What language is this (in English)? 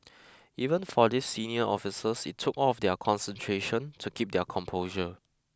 English